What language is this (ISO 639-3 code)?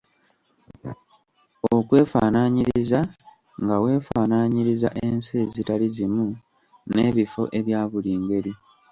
lug